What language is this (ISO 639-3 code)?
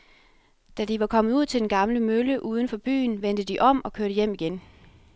dan